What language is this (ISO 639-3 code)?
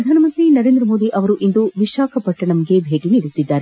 kan